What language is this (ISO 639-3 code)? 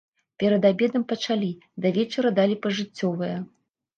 bel